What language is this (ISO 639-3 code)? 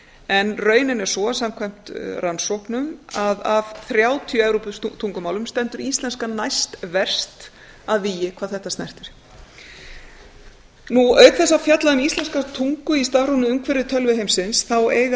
isl